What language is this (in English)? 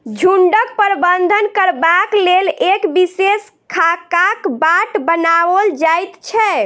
Maithili